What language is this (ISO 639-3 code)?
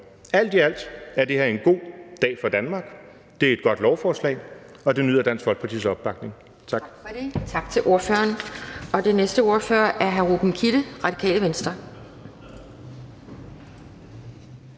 dan